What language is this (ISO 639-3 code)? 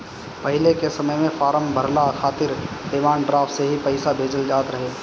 bho